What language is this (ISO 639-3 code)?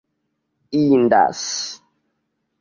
epo